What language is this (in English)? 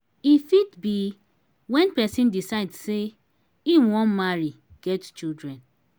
Nigerian Pidgin